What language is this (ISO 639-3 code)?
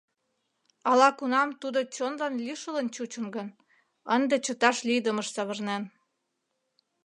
chm